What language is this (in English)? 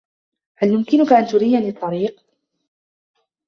Arabic